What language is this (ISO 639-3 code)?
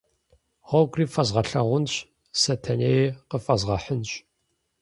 kbd